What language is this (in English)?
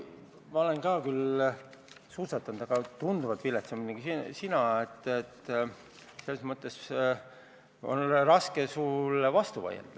Estonian